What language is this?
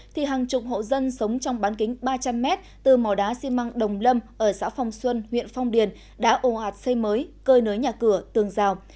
Vietnamese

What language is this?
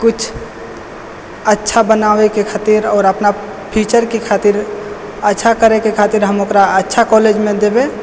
Maithili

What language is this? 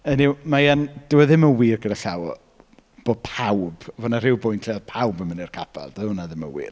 Welsh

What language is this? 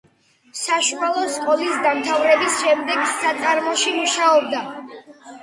Georgian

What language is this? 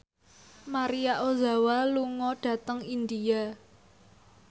Javanese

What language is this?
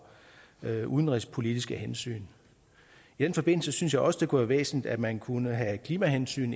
Danish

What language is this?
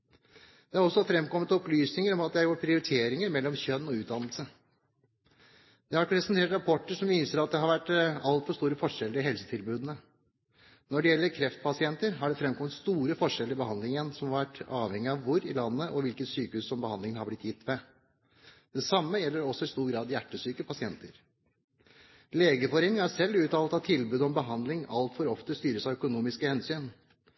Norwegian Bokmål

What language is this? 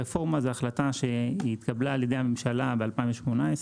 Hebrew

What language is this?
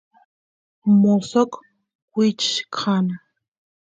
Santiago del Estero Quichua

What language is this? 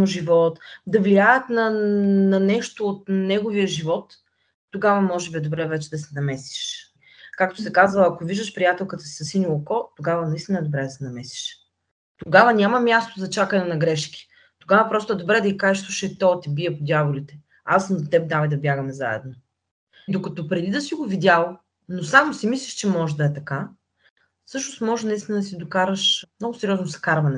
Bulgarian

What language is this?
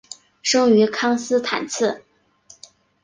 Chinese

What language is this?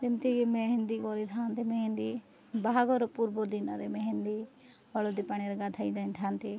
Odia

